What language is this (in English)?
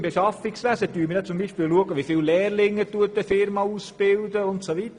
Swiss German